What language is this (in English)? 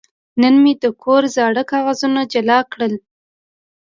Pashto